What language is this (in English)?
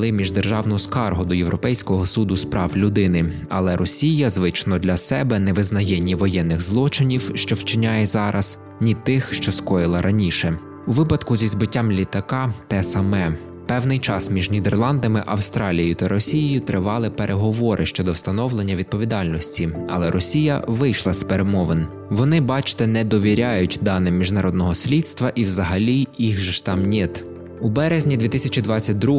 Ukrainian